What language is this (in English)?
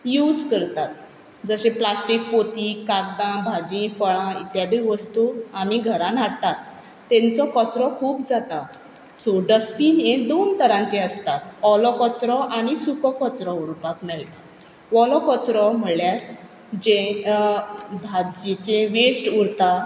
Konkani